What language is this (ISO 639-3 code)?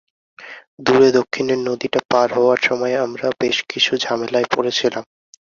ben